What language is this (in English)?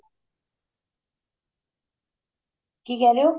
Punjabi